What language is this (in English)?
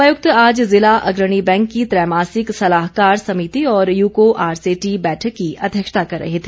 Hindi